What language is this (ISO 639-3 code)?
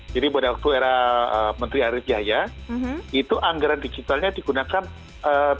ind